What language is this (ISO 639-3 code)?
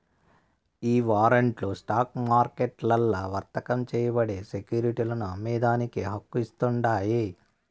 tel